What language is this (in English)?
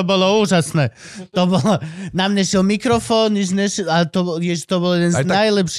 Slovak